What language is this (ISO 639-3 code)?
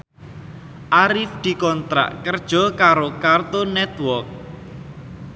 jav